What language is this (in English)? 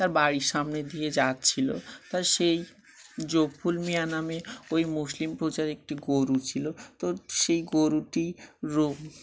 Bangla